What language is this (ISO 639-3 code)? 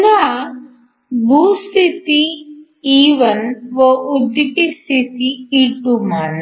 mar